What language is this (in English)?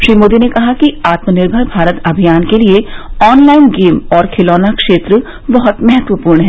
Hindi